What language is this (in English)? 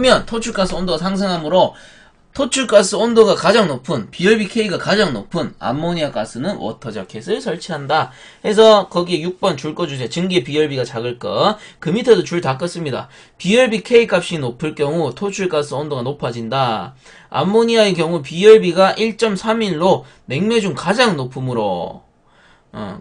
Korean